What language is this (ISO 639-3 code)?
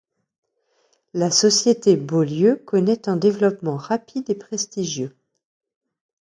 fra